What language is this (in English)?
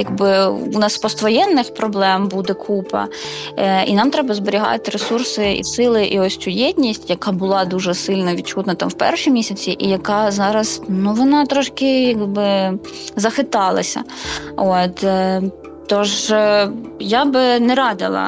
Ukrainian